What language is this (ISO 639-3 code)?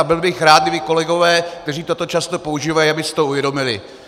ces